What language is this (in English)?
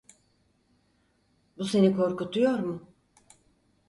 Turkish